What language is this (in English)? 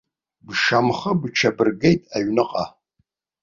Abkhazian